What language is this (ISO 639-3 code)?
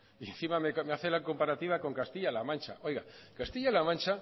spa